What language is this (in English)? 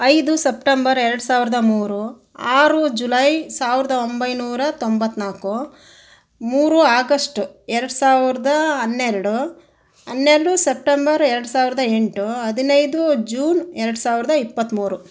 Kannada